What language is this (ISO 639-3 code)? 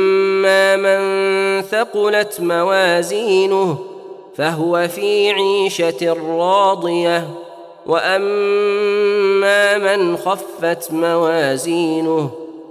ara